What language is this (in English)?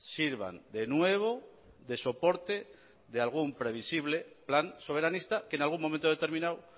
Spanish